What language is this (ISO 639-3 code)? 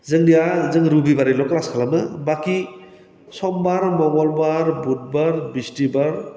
brx